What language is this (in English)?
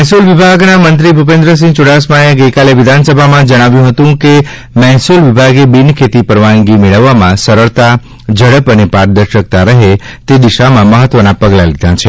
Gujarati